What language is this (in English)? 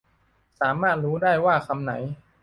Thai